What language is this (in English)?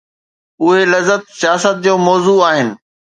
Sindhi